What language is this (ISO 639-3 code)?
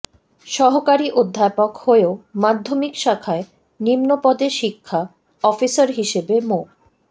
ben